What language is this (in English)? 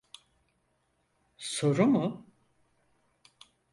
Turkish